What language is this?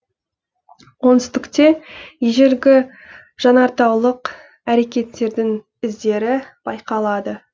Kazakh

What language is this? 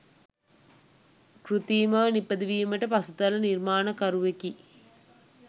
Sinhala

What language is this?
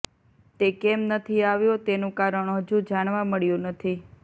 Gujarati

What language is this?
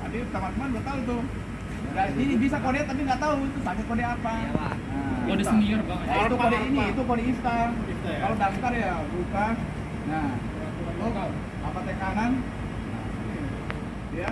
Indonesian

